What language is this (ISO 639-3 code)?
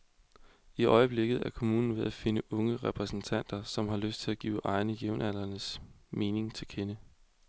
dan